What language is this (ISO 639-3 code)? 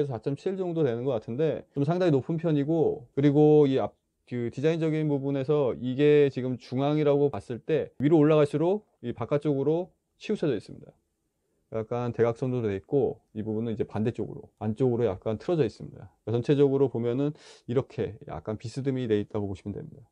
kor